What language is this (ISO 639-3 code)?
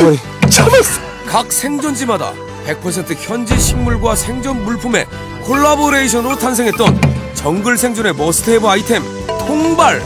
kor